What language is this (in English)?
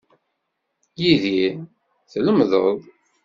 Kabyle